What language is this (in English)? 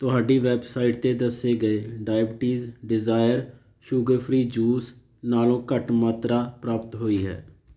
Punjabi